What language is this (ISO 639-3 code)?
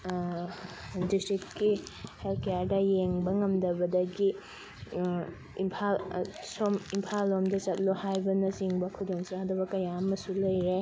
mni